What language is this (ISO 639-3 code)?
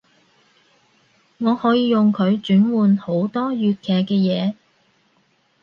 yue